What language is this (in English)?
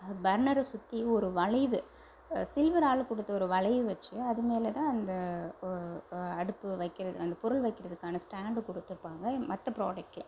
Tamil